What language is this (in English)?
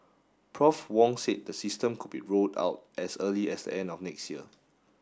English